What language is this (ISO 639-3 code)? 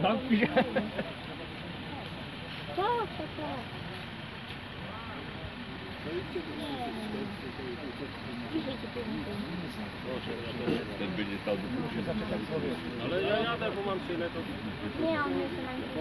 pol